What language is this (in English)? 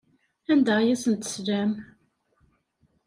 Kabyle